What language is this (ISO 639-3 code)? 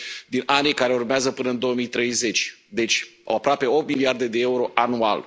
ron